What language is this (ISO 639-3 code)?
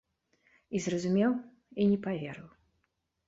bel